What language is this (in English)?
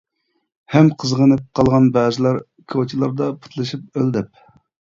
Uyghur